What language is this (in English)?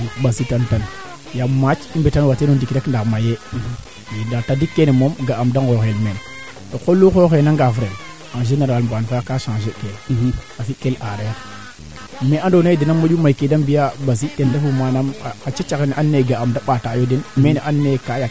Serer